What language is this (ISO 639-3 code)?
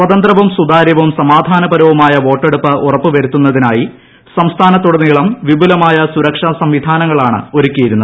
mal